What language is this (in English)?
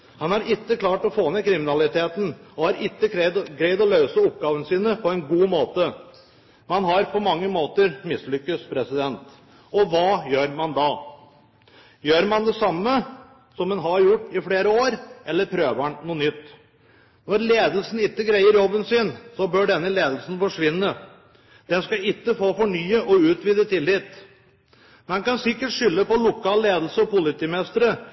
Norwegian Bokmål